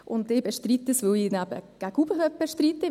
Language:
Swiss German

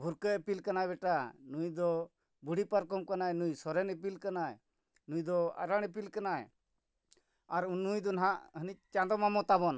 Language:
Santali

